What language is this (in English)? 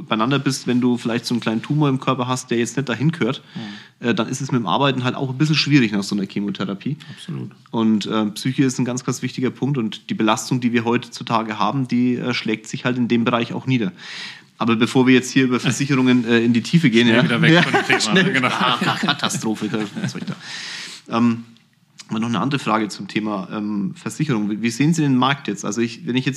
German